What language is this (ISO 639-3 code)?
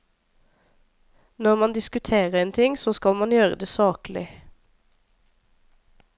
nor